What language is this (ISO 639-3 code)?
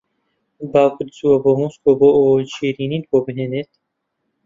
ckb